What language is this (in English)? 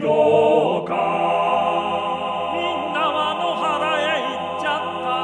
Japanese